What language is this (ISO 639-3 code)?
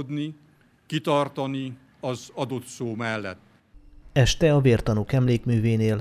hun